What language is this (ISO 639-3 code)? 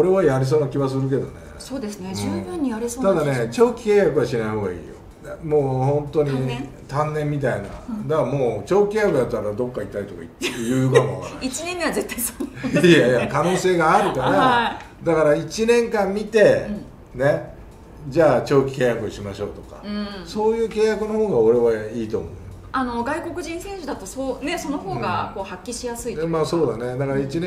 jpn